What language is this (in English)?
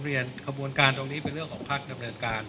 Thai